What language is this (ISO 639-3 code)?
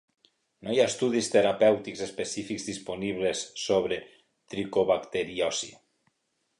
cat